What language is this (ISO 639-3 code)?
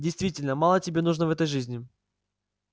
rus